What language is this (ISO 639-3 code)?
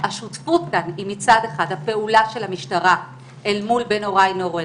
heb